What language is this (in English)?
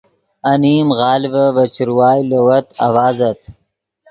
Yidgha